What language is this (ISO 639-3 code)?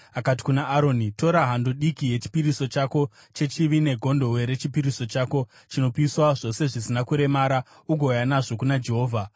sna